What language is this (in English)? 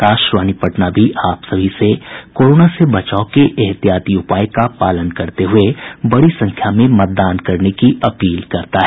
Hindi